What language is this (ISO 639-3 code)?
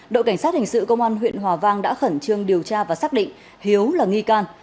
vie